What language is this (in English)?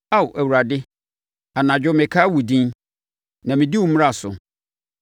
Akan